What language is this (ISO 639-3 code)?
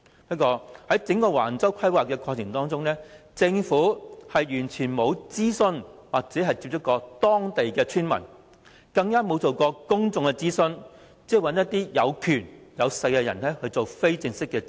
yue